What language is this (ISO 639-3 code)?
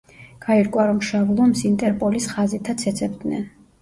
kat